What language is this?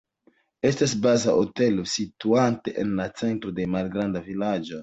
Esperanto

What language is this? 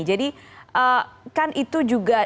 Indonesian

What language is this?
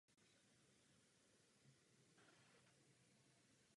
Czech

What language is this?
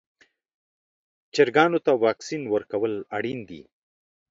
Pashto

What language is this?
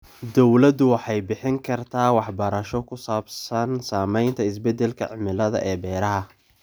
Somali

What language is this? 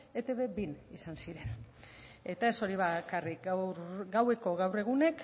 Basque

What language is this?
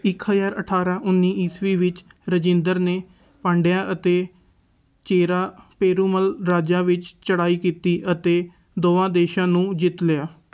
Punjabi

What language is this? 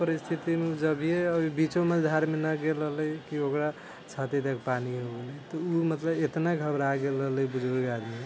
Maithili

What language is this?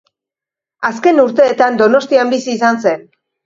Basque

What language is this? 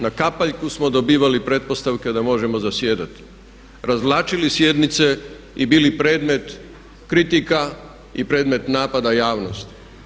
Croatian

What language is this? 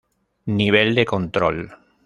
Spanish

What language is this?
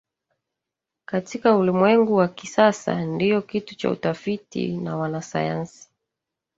Swahili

